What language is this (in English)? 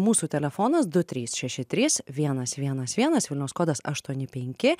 Lithuanian